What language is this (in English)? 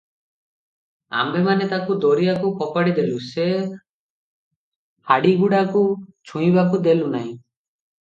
Odia